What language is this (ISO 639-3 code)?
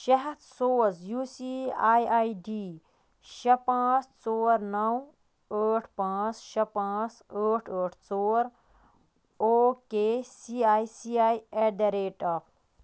kas